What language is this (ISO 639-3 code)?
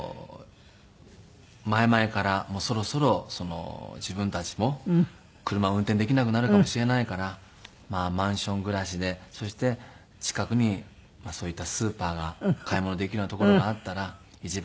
jpn